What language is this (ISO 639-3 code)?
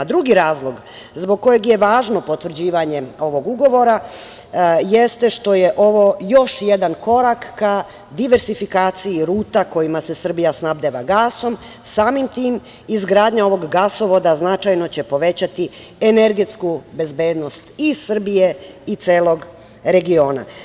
srp